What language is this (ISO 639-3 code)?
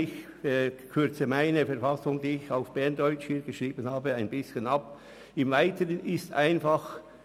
gsw